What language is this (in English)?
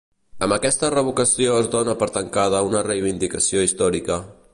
Catalan